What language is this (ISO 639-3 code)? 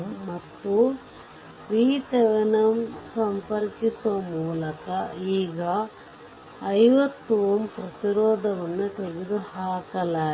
kan